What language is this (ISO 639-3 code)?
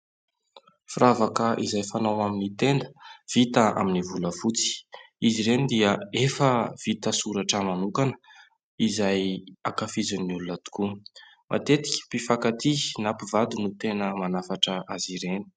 mlg